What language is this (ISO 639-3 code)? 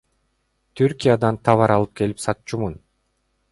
kir